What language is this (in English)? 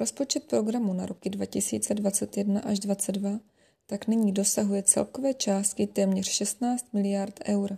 Czech